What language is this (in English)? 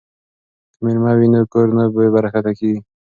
Pashto